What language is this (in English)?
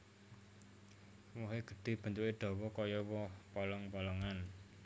Javanese